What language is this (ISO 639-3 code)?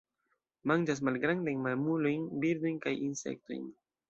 epo